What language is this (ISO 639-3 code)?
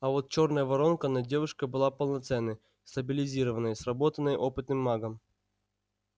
rus